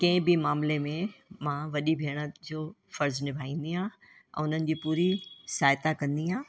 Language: Sindhi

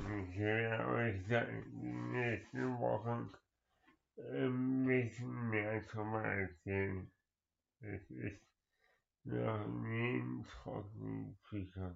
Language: German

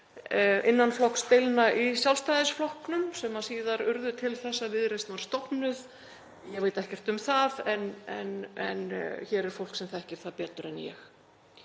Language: Icelandic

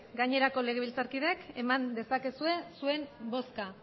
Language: Basque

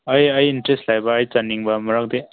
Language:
Manipuri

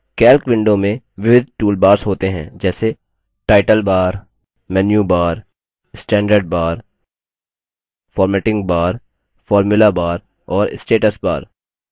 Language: Hindi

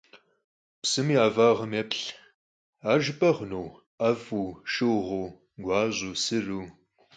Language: Kabardian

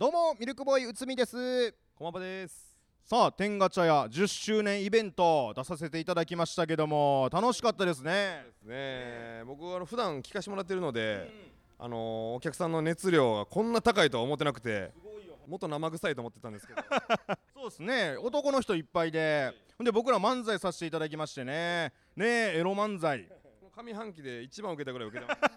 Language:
Japanese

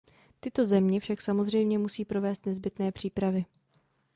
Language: Czech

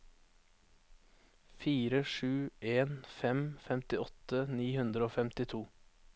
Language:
Norwegian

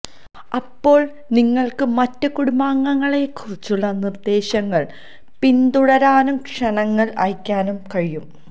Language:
Malayalam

